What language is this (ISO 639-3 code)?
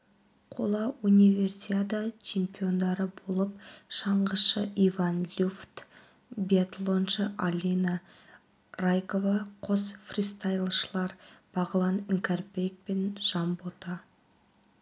kaz